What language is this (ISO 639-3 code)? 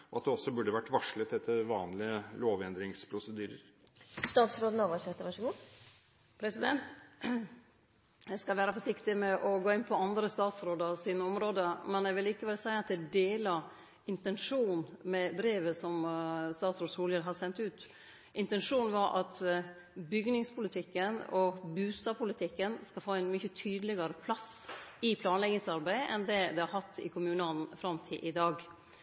nor